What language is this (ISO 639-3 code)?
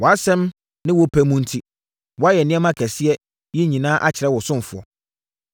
aka